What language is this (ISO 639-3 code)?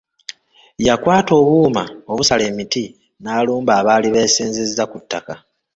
lug